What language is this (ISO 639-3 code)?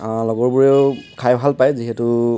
asm